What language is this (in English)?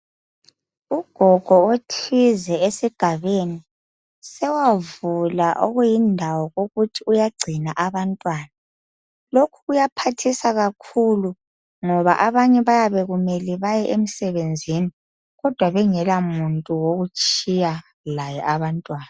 North Ndebele